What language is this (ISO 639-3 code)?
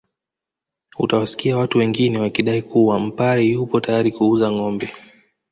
swa